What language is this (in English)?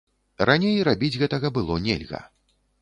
Belarusian